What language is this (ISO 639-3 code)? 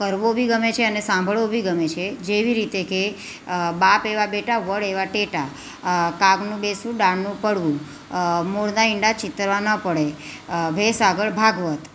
guj